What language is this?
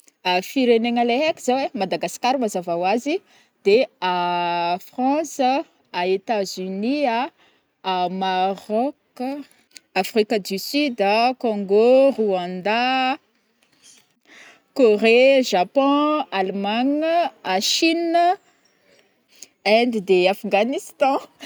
Northern Betsimisaraka Malagasy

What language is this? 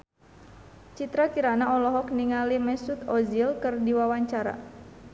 Sundanese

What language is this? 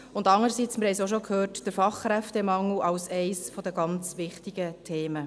Swiss German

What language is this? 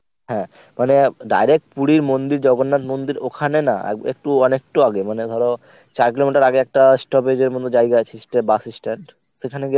Bangla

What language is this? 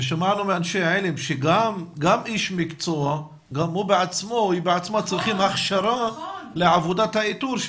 Hebrew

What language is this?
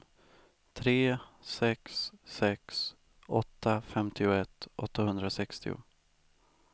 Swedish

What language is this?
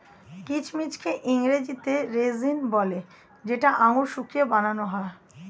Bangla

